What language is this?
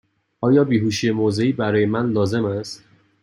Persian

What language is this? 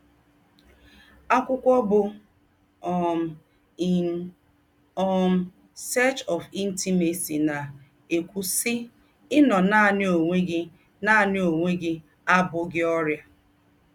Igbo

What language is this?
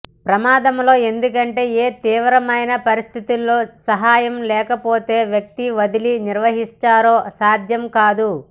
Telugu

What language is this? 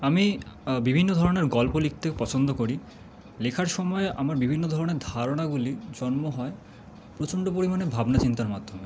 Bangla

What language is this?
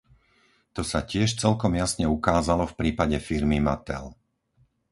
Slovak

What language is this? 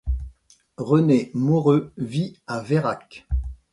French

